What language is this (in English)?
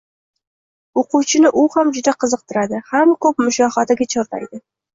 Uzbek